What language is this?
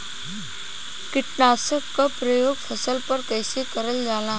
Bhojpuri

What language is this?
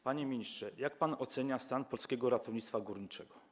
Polish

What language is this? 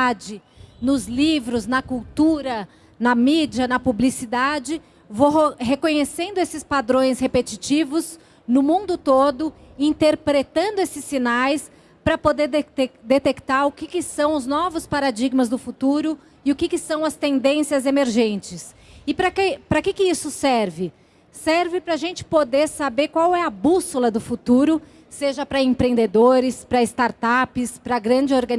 Portuguese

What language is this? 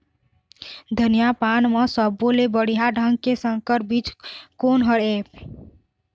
Chhattisgarhi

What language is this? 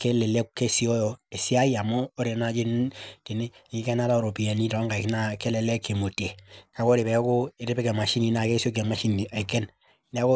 Masai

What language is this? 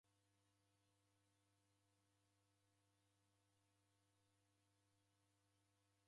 Taita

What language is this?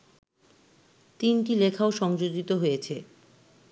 Bangla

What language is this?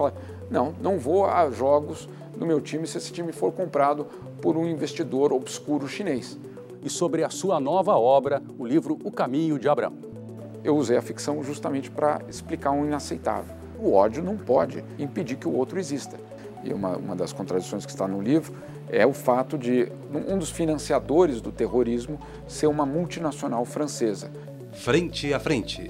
Portuguese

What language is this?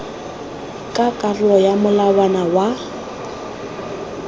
Tswana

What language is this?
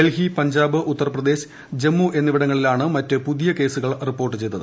Malayalam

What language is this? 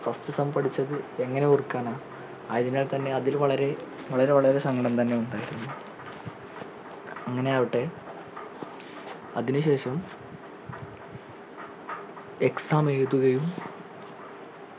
Malayalam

